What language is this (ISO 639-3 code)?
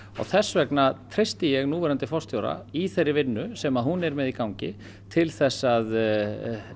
isl